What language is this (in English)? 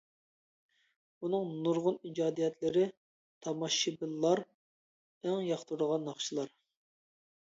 Uyghur